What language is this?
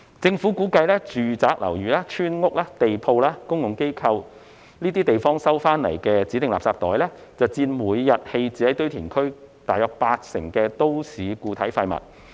Cantonese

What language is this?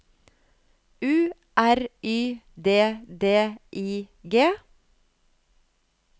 Norwegian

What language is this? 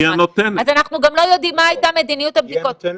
Hebrew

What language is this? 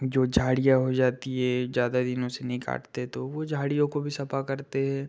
Hindi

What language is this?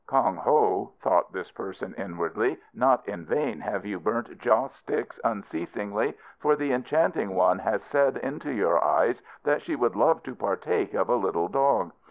English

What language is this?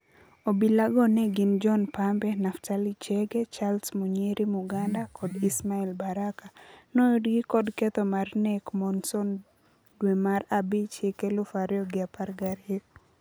Luo (Kenya and Tanzania)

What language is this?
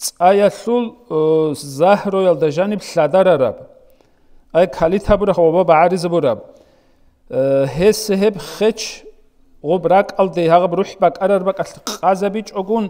Arabic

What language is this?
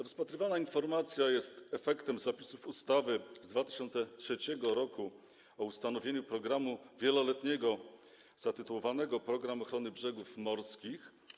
Polish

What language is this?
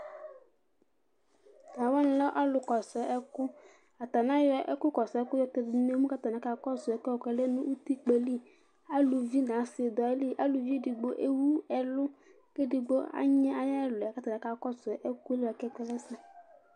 Ikposo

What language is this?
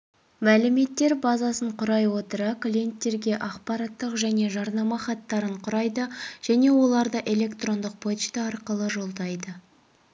Kazakh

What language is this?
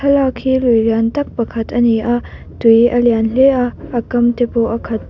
Mizo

